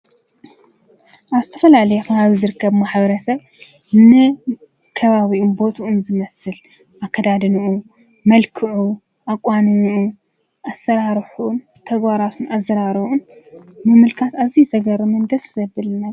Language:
Tigrinya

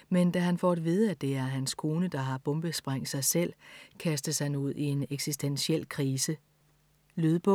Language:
Danish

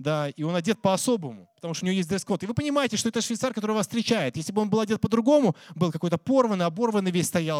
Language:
Russian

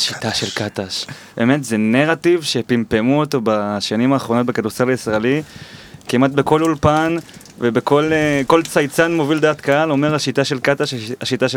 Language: Hebrew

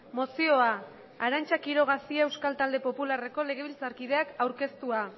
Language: Basque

